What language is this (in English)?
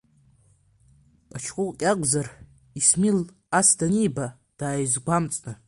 Abkhazian